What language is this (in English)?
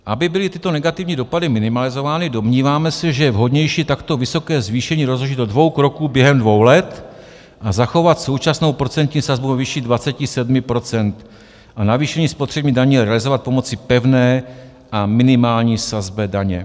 Czech